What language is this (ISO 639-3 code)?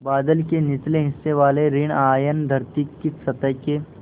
hin